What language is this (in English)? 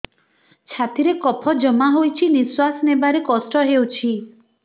Odia